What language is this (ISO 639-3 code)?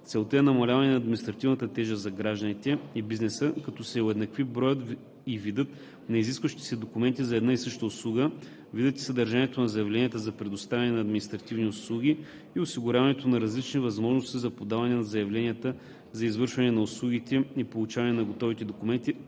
bul